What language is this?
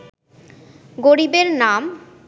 Bangla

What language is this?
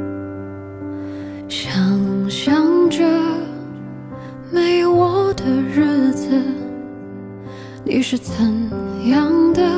Chinese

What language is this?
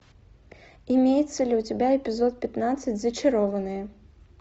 Russian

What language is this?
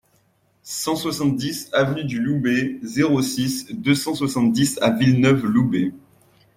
French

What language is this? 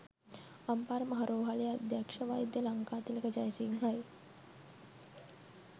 Sinhala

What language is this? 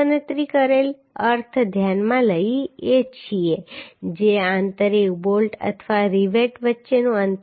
Gujarati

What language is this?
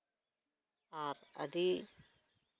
Santali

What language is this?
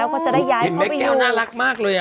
Thai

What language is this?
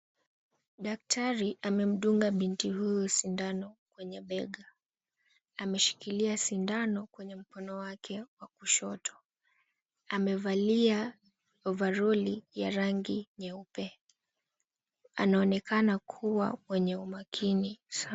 Swahili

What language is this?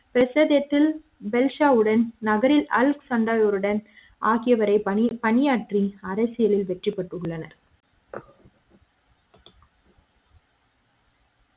Tamil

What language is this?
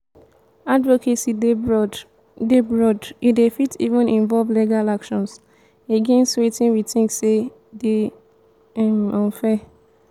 Nigerian Pidgin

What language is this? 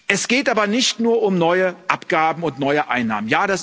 German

